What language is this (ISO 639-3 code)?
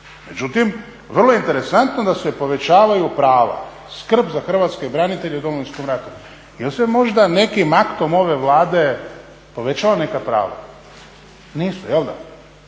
hrv